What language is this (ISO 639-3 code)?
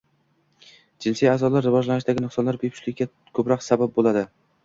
uzb